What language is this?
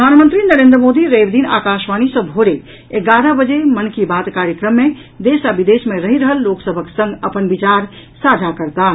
Maithili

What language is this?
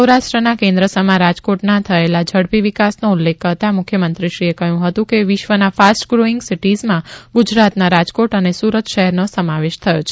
Gujarati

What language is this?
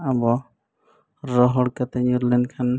Santali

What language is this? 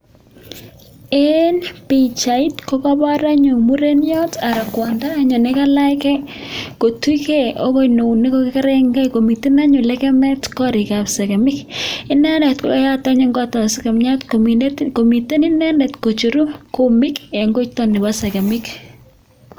Kalenjin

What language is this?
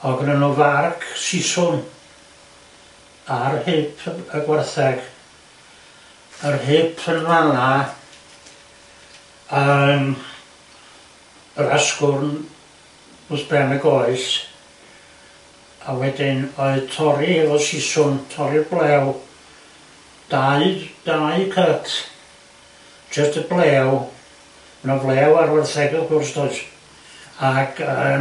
Welsh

